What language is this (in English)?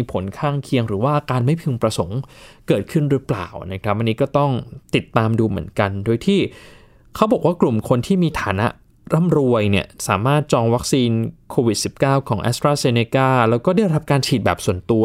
Thai